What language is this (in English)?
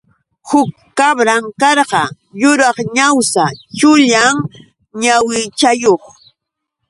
Yauyos Quechua